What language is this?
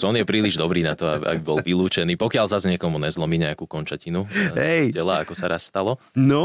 Slovak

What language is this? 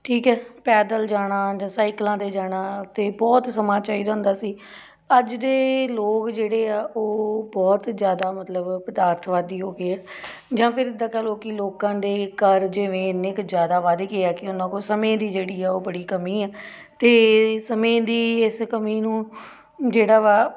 Punjabi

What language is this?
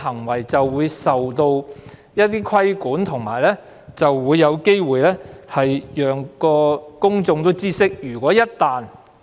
Cantonese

